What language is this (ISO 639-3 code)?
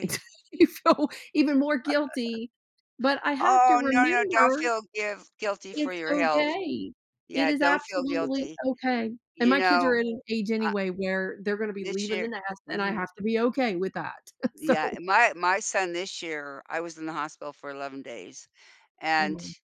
eng